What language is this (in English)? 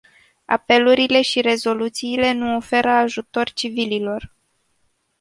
Romanian